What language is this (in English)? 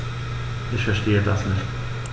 German